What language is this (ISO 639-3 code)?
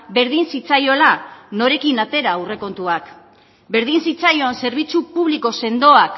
eus